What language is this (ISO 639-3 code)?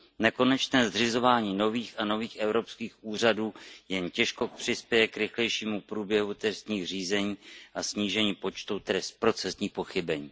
ces